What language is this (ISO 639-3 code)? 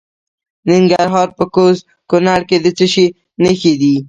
pus